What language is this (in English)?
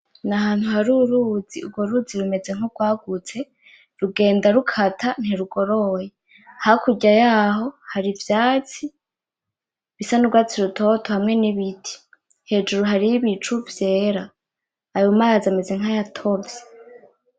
Rundi